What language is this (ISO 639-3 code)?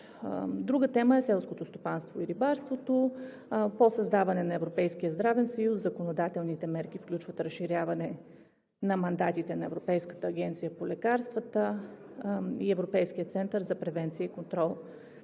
bul